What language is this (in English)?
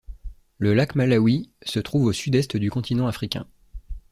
French